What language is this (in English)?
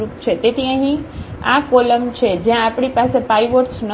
Gujarati